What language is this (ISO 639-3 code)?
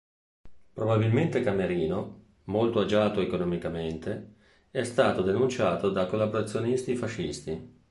ita